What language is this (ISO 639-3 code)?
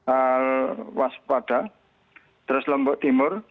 ind